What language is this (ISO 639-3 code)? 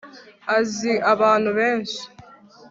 kin